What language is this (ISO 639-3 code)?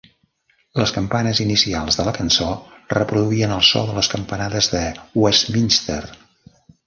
cat